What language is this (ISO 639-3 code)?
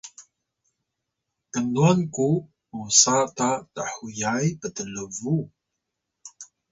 tay